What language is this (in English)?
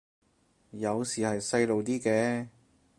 Cantonese